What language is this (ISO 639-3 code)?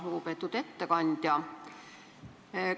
est